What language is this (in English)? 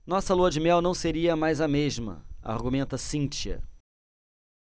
Portuguese